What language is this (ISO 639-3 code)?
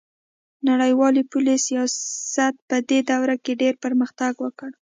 pus